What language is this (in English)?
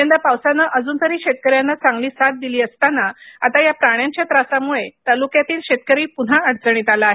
Marathi